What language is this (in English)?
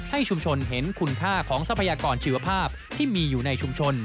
Thai